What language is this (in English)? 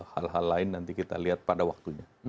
Indonesian